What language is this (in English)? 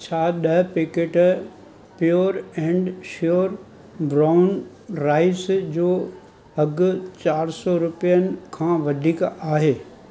Sindhi